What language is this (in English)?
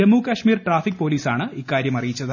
Malayalam